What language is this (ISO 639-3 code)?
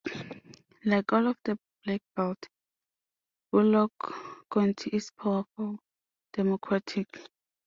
eng